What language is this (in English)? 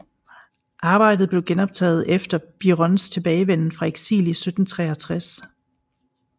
Danish